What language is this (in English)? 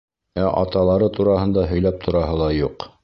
Bashkir